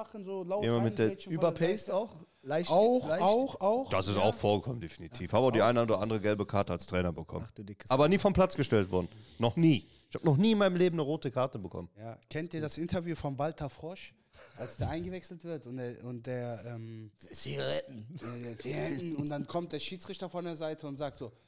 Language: German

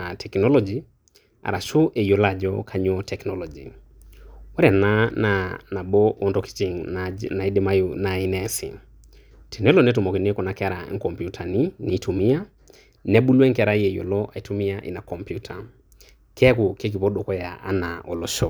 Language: Masai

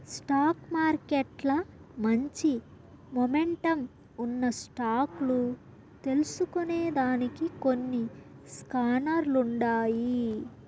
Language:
Telugu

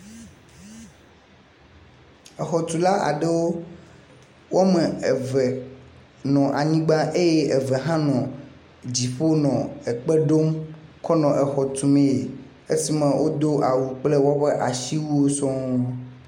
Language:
Ewe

